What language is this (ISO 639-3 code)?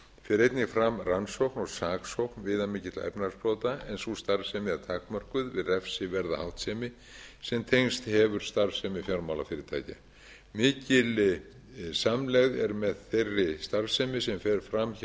isl